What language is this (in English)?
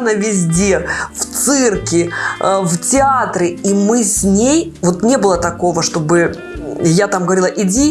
Russian